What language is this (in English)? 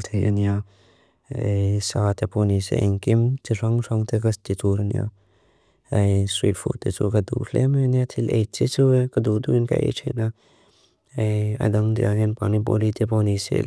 Mizo